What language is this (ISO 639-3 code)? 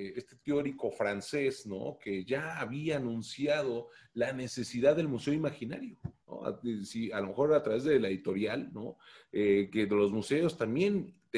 spa